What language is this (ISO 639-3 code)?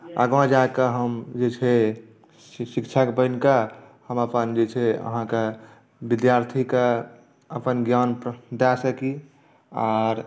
mai